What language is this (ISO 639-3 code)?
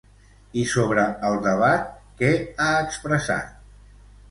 cat